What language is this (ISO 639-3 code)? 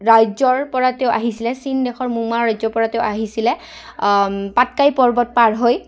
asm